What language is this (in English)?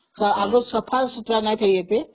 Odia